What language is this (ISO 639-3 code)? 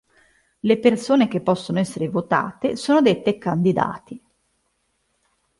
ita